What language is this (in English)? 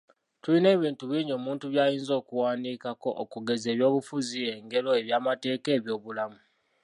Ganda